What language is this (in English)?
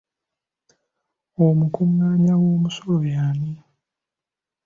Ganda